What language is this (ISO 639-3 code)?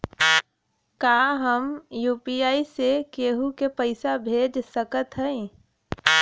bho